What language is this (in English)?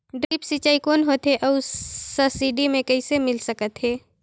Chhattisgarhi